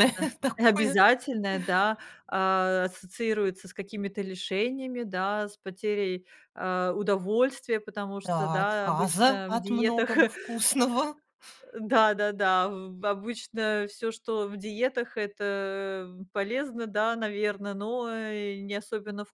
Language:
Russian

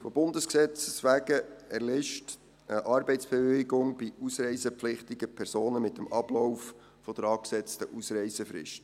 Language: Swiss German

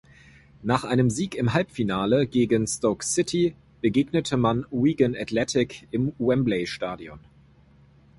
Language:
German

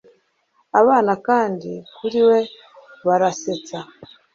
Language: Kinyarwanda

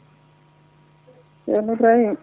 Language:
Fula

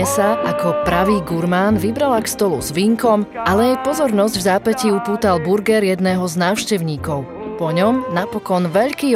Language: Slovak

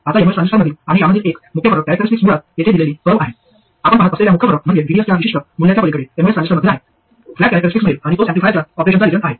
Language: Marathi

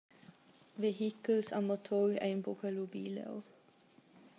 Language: Romansh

